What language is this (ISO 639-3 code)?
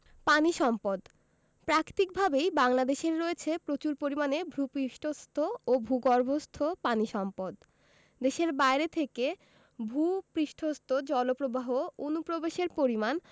ben